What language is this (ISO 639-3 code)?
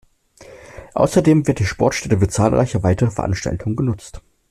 deu